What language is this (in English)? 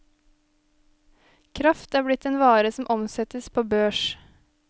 Norwegian